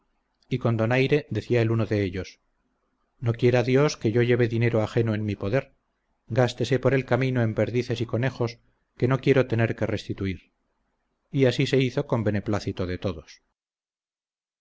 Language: Spanish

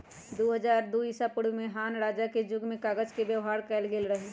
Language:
Magahi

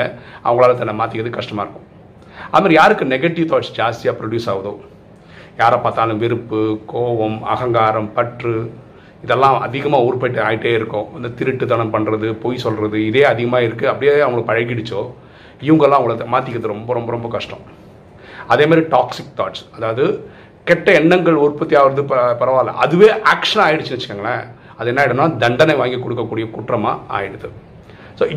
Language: Tamil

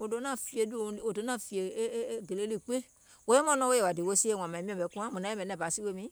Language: Gola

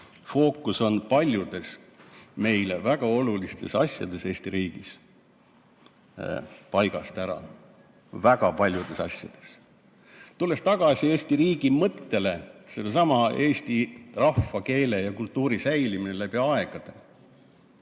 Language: Estonian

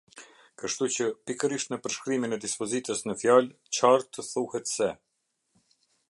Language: Albanian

